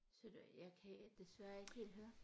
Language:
Danish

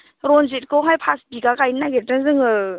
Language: Bodo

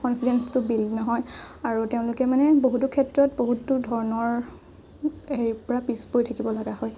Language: Assamese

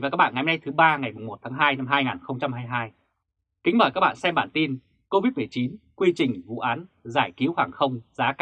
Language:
Vietnamese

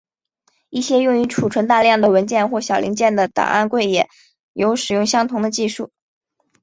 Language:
Chinese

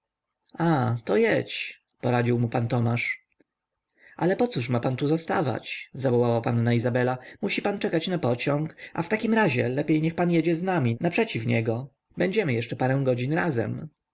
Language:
Polish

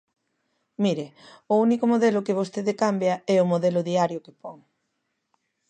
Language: Galician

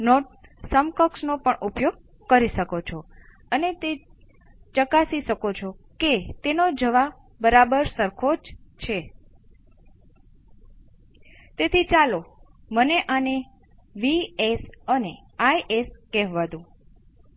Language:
Gujarati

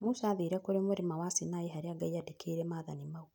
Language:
Kikuyu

